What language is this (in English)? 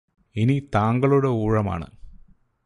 Malayalam